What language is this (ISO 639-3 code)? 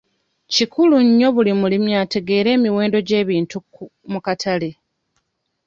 lug